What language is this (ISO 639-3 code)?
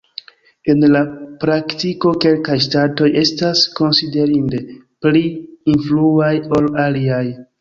epo